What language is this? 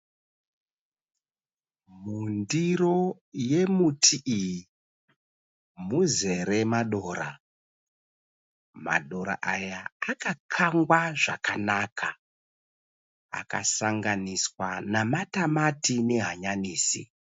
Shona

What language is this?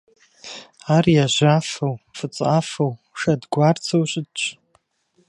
Kabardian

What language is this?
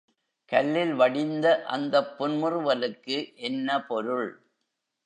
Tamil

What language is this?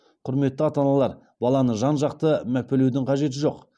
Kazakh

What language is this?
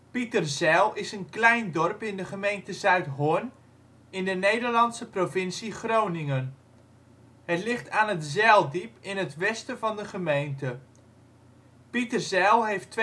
Dutch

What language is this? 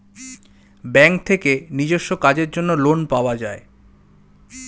Bangla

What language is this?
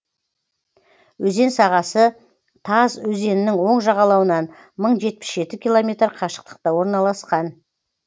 Kazakh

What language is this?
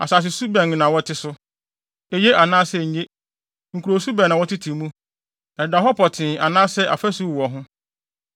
Akan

